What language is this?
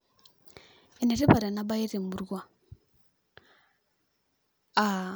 Masai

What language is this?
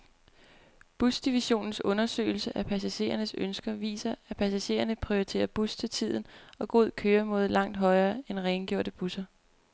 Danish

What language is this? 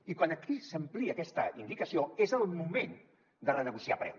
Catalan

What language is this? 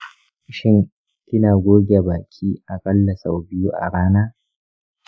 Hausa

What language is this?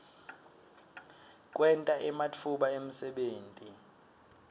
Swati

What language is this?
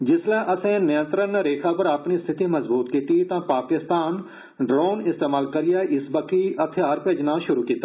Dogri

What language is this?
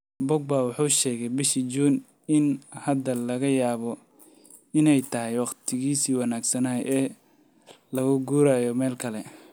Somali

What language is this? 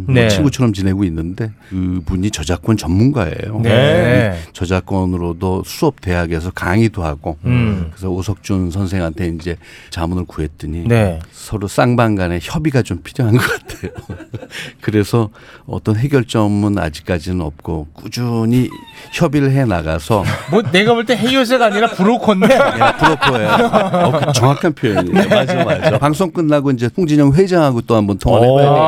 Korean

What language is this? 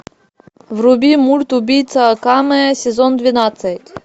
Russian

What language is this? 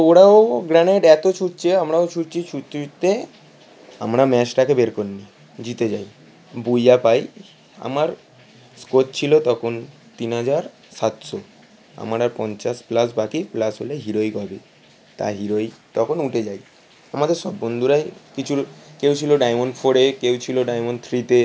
Bangla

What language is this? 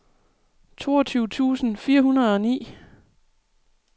Danish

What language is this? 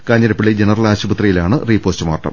Malayalam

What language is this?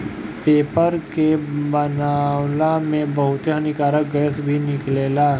Bhojpuri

